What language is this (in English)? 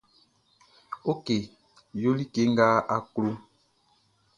Baoulé